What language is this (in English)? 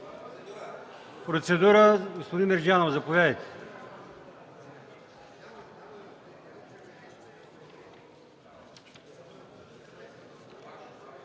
Bulgarian